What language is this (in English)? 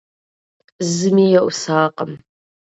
Kabardian